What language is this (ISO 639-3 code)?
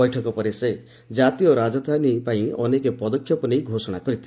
ori